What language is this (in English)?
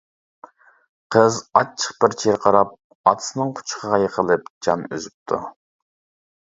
Uyghur